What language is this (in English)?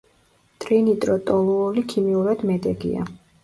Georgian